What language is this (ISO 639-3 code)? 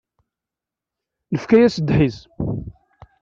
kab